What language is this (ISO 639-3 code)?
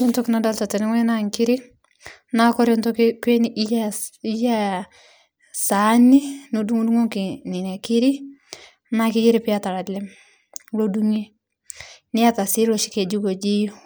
mas